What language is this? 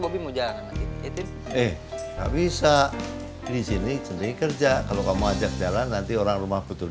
Indonesian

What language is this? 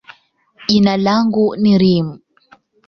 Swahili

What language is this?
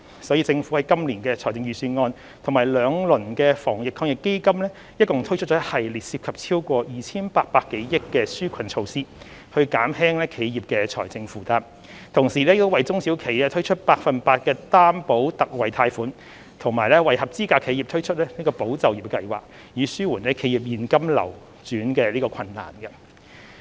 Cantonese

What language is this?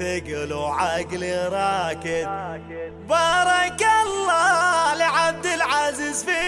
Arabic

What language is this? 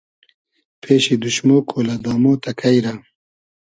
Hazaragi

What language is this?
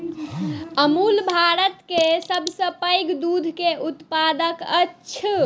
Maithili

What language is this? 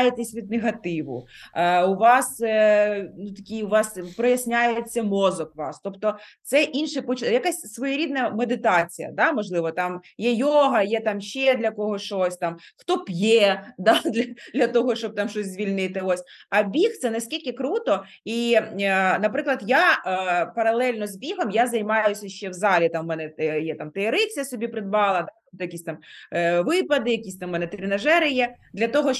Ukrainian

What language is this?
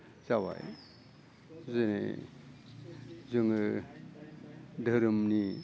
Bodo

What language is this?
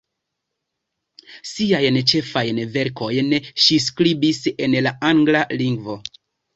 Esperanto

